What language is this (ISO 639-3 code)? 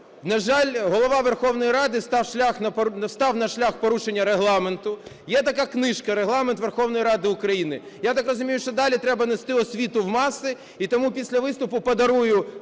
ukr